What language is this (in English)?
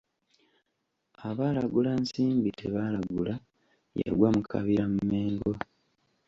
Ganda